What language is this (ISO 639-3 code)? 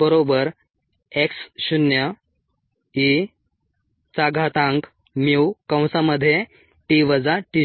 mar